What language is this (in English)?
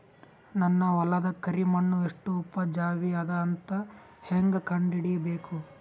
Kannada